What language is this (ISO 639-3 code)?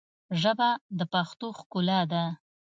pus